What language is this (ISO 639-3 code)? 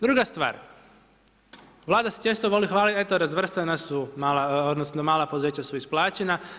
hrv